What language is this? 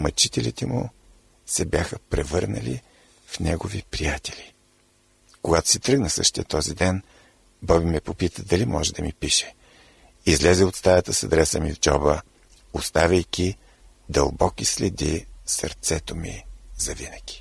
Bulgarian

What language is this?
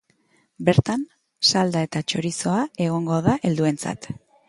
Basque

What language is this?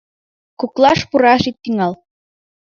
Mari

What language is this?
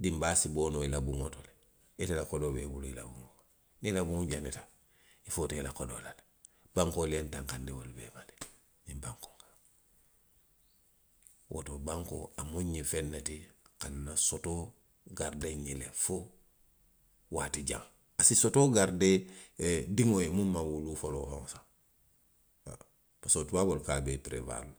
Western Maninkakan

